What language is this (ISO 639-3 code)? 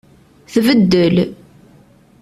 kab